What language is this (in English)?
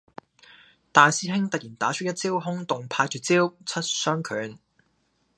Cantonese